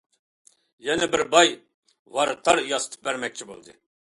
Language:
Uyghur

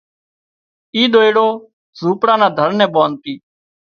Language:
Wadiyara Koli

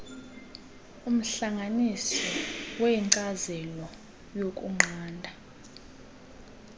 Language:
Xhosa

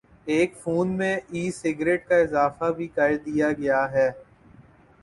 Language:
Urdu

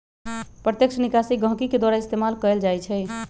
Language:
Magahi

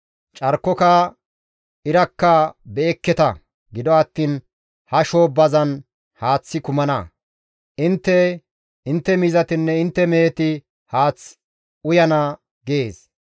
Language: Gamo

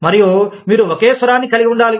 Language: Telugu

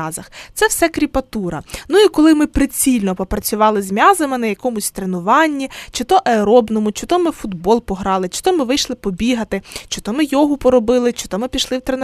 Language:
Ukrainian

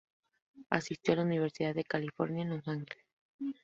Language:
Spanish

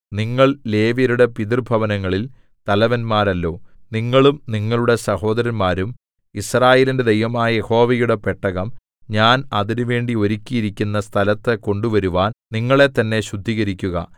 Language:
Malayalam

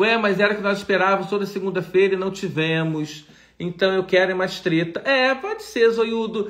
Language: Portuguese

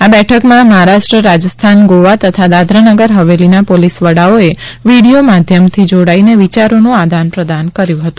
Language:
Gujarati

